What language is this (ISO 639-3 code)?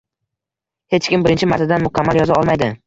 uzb